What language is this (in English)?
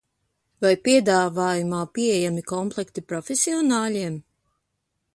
Latvian